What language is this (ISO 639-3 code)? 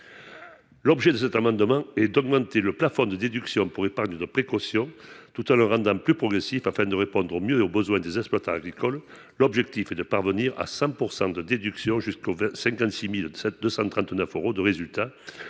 fra